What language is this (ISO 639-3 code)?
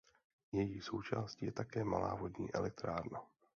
ces